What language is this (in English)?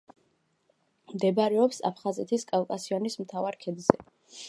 Georgian